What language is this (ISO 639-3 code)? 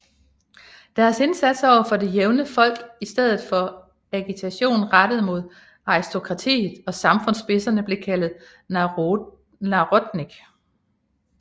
dan